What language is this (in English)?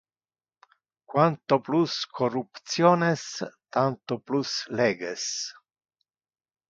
Interlingua